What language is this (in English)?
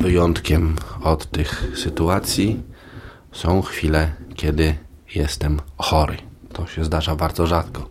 Polish